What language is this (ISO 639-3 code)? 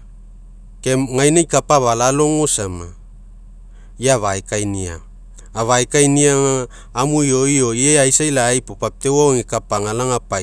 mek